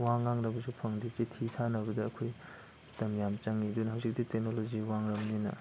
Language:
Manipuri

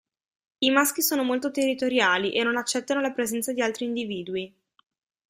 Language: Italian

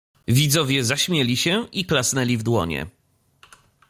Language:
Polish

